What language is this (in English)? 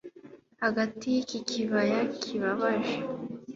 Kinyarwanda